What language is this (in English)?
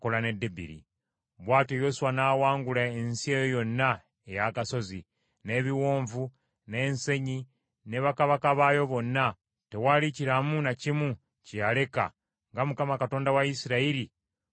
Ganda